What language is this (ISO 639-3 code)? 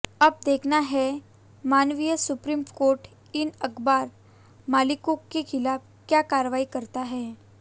hin